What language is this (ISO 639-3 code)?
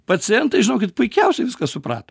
lit